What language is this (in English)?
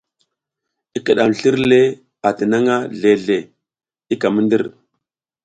South Giziga